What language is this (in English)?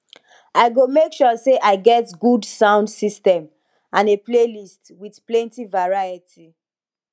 Nigerian Pidgin